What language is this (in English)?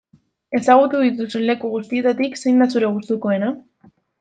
Basque